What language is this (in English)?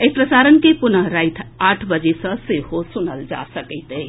Maithili